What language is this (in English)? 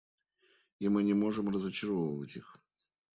Russian